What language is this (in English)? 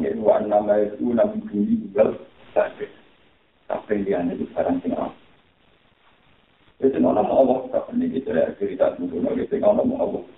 Malay